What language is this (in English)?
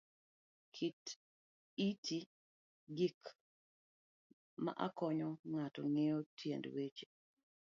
Luo (Kenya and Tanzania)